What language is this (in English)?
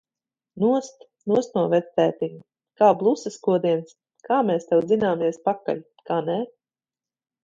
Latvian